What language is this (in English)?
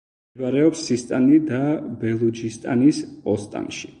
Georgian